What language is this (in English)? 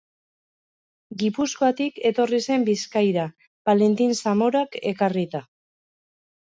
Basque